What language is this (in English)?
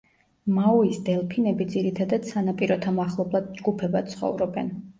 Georgian